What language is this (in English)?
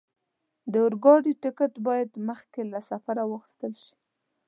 Pashto